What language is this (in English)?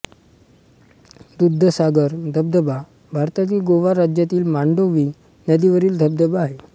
Marathi